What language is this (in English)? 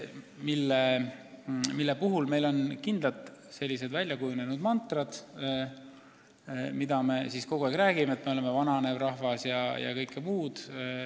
Estonian